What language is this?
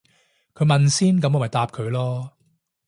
Cantonese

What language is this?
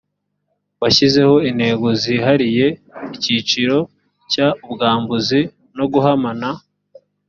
Kinyarwanda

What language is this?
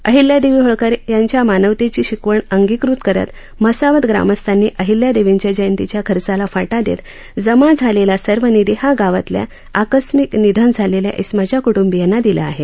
Marathi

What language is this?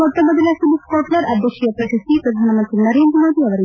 Kannada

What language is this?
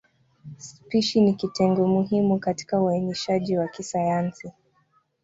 Swahili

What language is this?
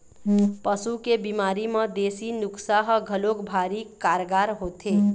Chhattisgarhi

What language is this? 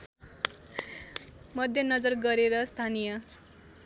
Nepali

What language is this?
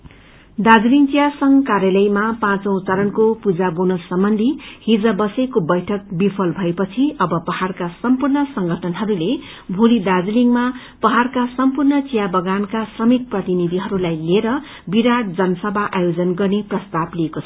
Nepali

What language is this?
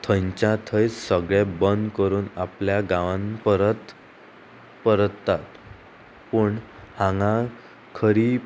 Konkani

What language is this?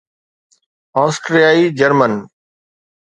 Sindhi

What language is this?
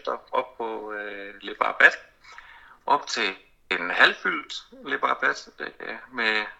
Danish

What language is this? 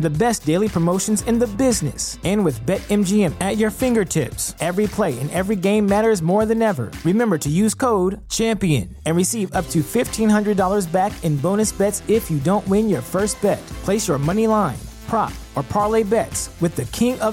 English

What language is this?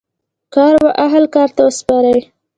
Pashto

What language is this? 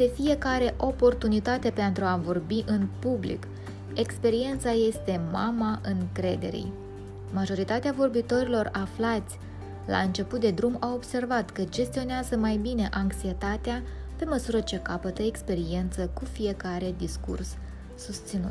Romanian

